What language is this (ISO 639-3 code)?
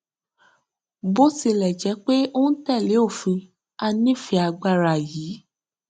yor